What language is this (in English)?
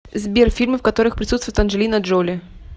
Russian